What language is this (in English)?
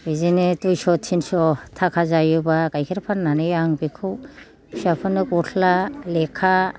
Bodo